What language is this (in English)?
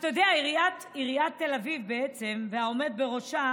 Hebrew